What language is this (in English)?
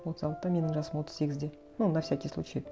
Kazakh